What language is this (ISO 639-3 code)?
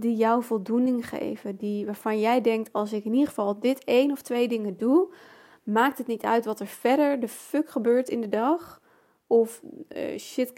nld